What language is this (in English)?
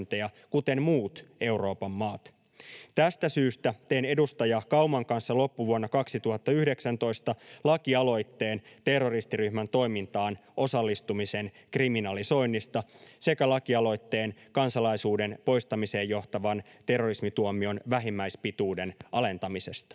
Finnish